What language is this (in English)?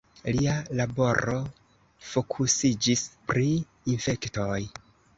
Esperanto